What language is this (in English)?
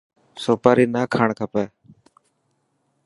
Dhatki